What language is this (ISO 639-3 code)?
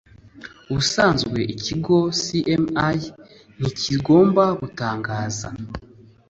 kin